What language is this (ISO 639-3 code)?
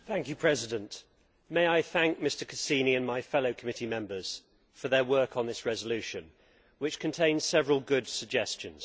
eng